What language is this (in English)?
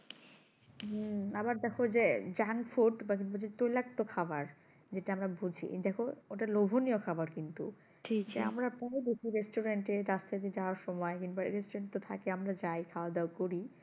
Bangla